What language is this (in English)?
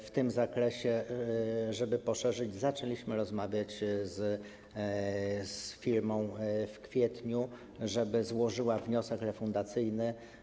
Polish